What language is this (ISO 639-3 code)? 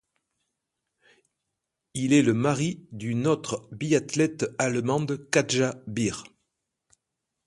fra